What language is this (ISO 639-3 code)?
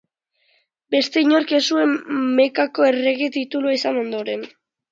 eus